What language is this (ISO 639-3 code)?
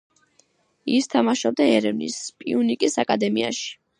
kat